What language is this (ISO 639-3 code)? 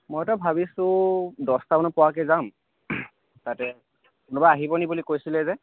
asm